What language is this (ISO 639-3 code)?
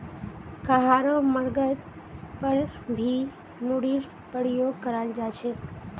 mag